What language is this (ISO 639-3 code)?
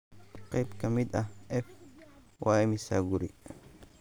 som